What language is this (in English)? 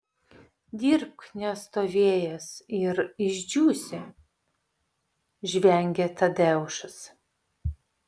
Lithuanian